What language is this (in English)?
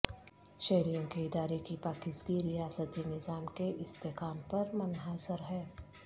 Urdu